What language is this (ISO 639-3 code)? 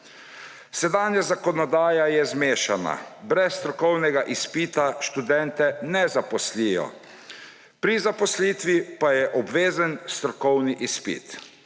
slv